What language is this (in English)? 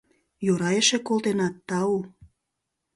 Mari